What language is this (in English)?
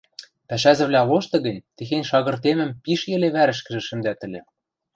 Western Mari